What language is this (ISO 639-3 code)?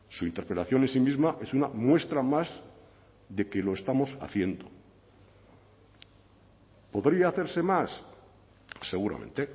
spa